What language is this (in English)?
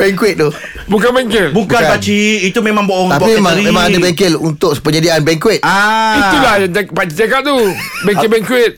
Malay